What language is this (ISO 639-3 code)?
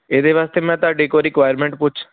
pan